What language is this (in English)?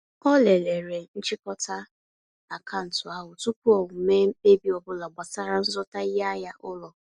Igbo